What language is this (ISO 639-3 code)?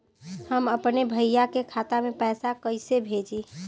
bho